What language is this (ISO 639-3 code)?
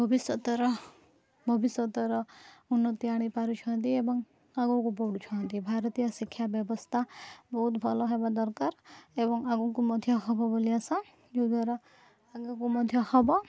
ori